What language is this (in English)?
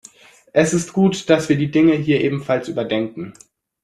German